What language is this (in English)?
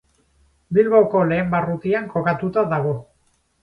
Basque